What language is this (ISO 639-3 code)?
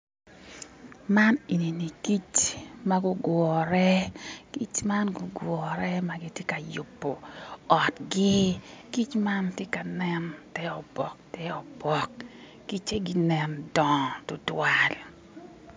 ach